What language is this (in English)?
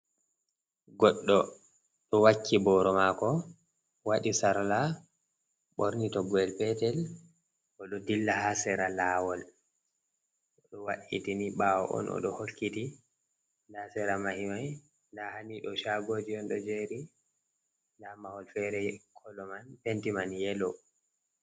Fula